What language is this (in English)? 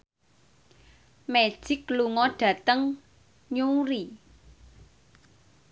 Javanese